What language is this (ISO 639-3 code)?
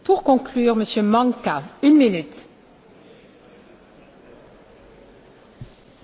slk